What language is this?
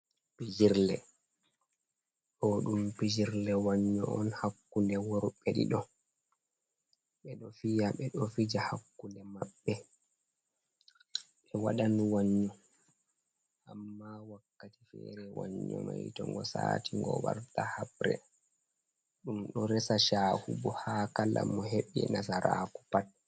Fula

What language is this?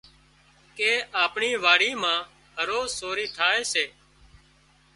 Wadiyara Koli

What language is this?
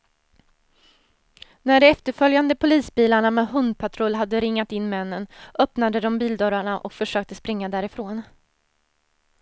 Swedish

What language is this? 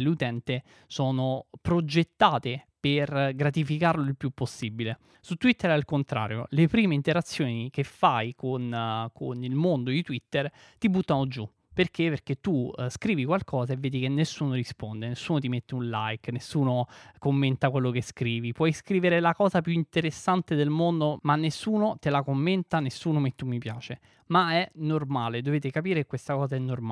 Italian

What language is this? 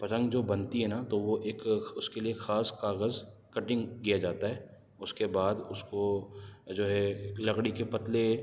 Urdu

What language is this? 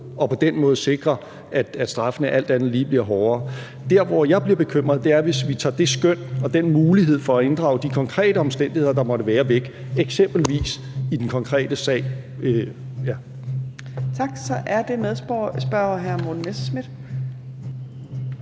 Danish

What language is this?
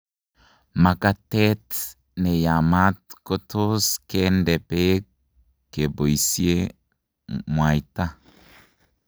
Kalenjin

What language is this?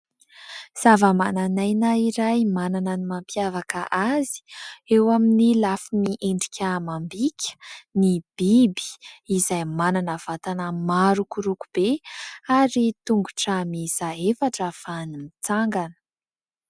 Malagasy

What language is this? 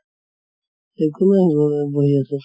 Assamese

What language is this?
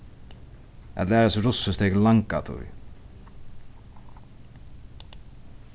Faroese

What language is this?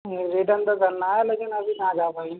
Urdu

